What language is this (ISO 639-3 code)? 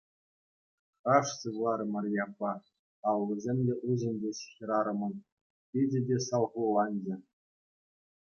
chv